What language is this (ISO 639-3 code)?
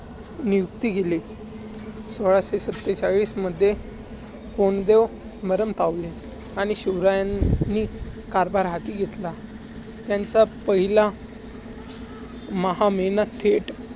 mar